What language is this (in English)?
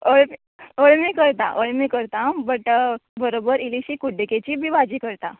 Konkani